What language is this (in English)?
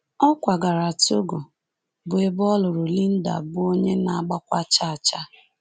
Igbo